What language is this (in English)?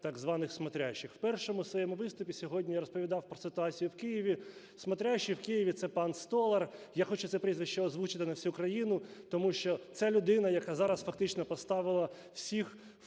Ukrainian